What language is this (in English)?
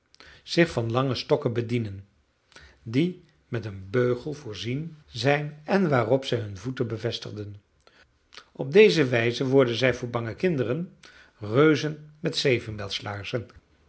Dutch